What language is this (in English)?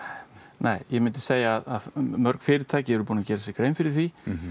Icelandic